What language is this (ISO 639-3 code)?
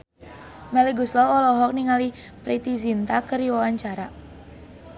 sun